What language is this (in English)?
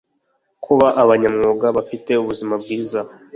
Kinyarwanda